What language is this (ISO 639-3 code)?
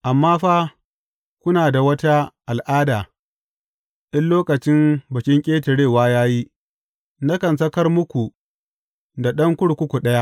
hau